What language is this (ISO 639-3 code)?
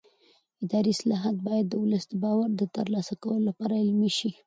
pus